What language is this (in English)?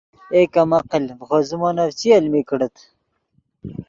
Yidgha